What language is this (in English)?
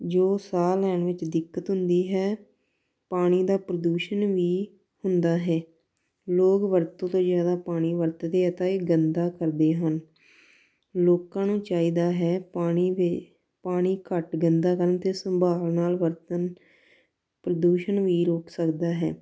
Punjabi